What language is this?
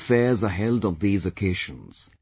English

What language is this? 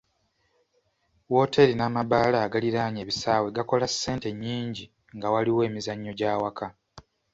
Ganda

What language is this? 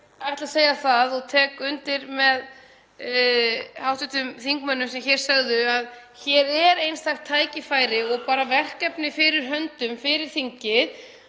Icelandic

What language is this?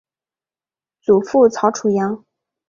Chinese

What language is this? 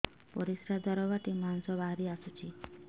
Odia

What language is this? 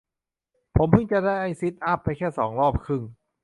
Thai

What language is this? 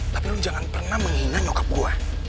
Indonesian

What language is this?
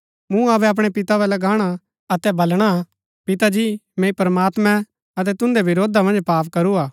Gaddi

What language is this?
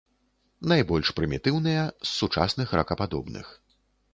Belarusian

